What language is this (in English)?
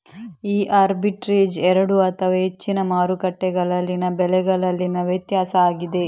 Kannada